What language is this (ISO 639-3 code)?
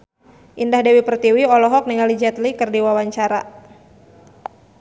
sun